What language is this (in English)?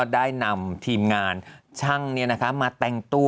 Thai